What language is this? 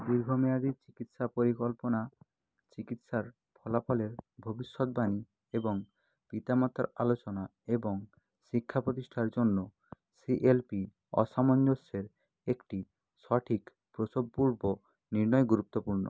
Bangla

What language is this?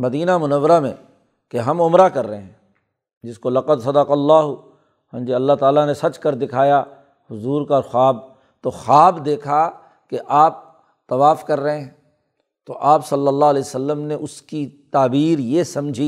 Urdu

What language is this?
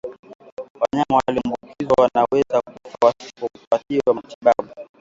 Swahili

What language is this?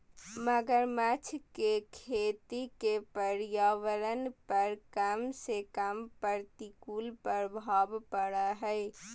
Magahi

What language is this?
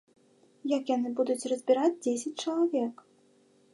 Belarusian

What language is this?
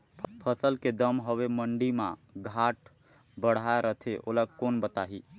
Chhattisgarhi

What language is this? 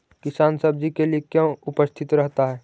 Magahi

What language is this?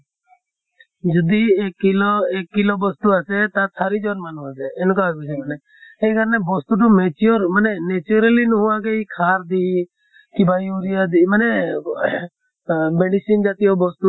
Assamese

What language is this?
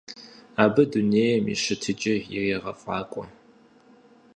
Kabardian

